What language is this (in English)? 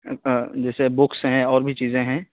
Urdu